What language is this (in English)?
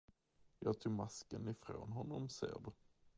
Swedish